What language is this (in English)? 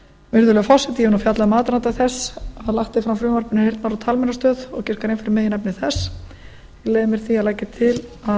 Icelandic